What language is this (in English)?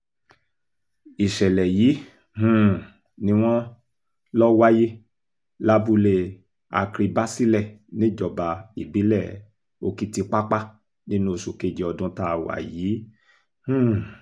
Yoruba